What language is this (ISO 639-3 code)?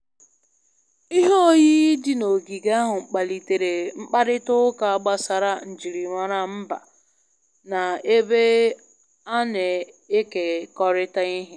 ibo